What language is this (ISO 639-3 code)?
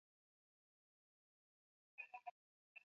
swa